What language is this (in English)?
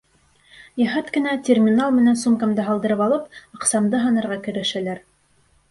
Bashkir